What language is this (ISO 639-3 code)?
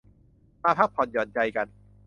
tha